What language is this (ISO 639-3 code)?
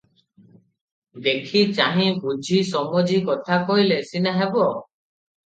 ori